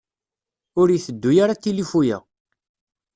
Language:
Kabyle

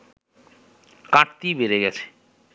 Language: Bangla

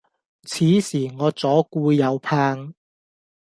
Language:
Cantonese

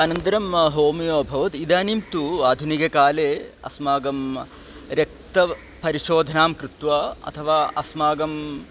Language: Sanskrit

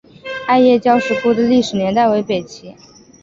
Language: Chinese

